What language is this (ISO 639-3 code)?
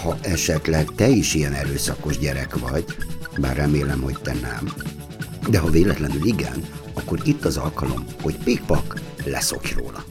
hun